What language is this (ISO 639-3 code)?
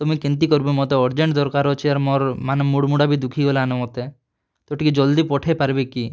ori